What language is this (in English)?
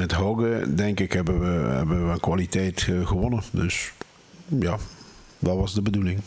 Dutch